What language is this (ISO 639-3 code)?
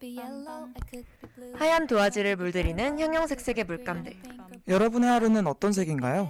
kor